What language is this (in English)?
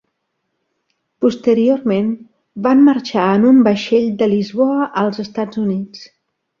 Catalan